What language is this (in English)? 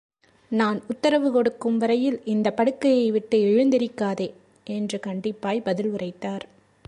Tamil